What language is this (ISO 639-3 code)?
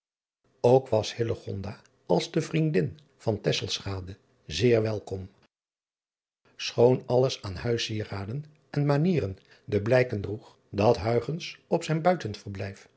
nld